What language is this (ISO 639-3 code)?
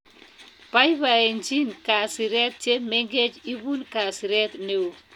kln